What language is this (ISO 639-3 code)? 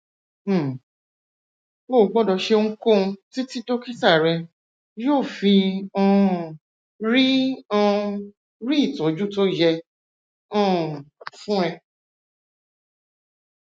yor